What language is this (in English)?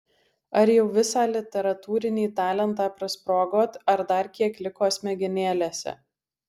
Lithuanian